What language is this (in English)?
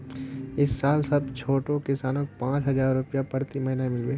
Magahi